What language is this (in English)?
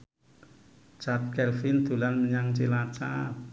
Javanese